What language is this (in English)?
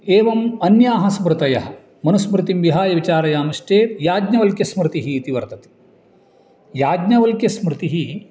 Sanskrit